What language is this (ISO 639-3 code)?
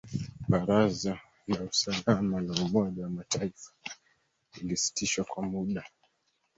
swa